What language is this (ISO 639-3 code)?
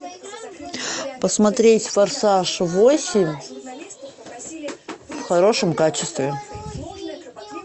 rus